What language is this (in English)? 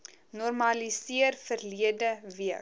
Afrikaans